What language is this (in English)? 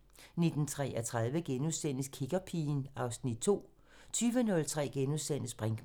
Danish